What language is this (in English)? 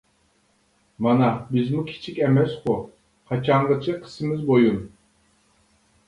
Uyghur